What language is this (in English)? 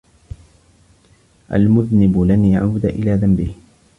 Arabic